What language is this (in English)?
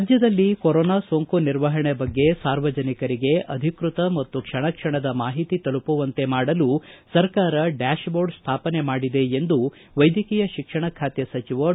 Kannada